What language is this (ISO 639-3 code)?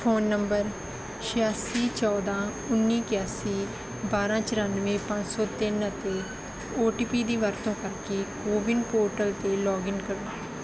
pan